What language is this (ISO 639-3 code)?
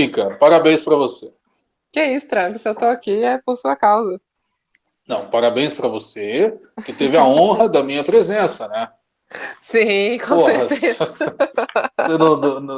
por